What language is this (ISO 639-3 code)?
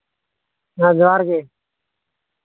sat